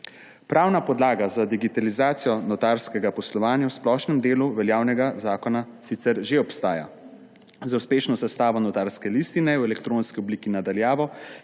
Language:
Slovenian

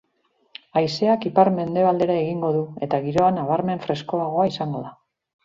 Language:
Basque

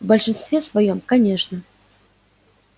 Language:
Russian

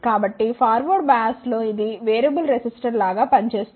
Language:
Telugu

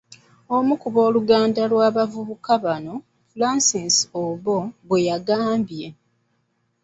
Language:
Ganda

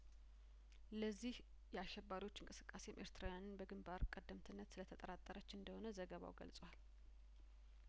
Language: Amharic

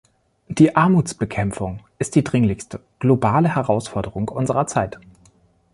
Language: German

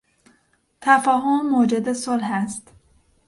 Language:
Persian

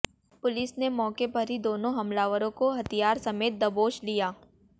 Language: Hindi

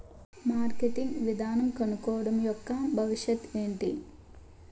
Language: Telugu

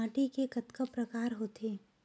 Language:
Chhattisgarhi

